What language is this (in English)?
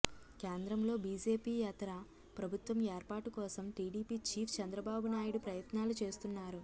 Telugu